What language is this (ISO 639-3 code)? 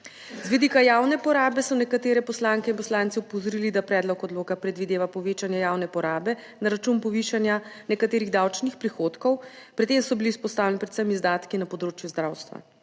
slv